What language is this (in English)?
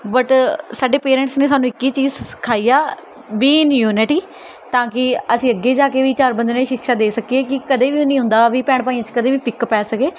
Punjabi